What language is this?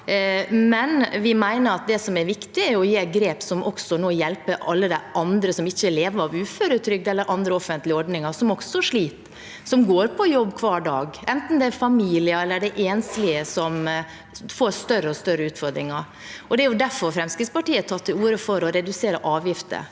Norwegian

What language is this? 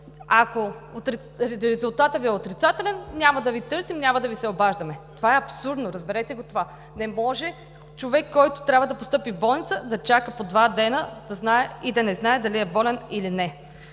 Bulgarian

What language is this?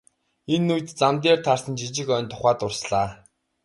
Mongolian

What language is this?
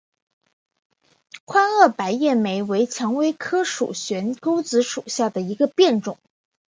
Chinese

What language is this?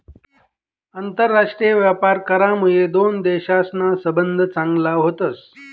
Marathi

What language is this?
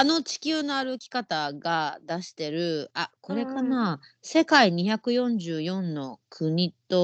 Japanese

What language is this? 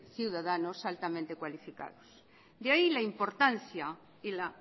Spanish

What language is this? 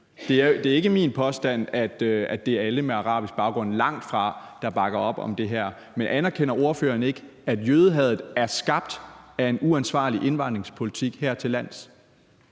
Danish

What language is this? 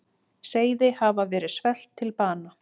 Icelandic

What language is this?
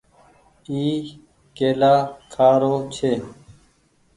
Goaria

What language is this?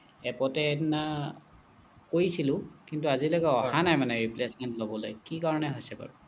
Assamese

